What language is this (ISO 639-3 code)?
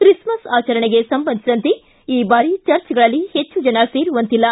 kan